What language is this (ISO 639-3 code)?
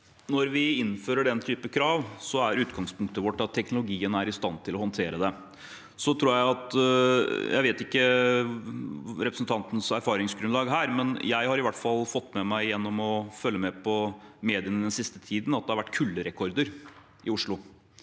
nor